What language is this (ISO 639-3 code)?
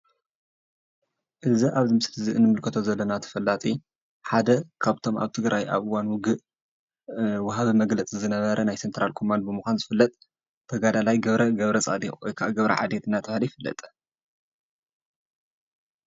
tir